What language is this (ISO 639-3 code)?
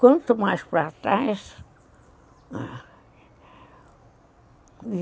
por